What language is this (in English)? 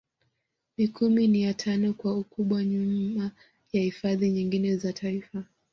Swahili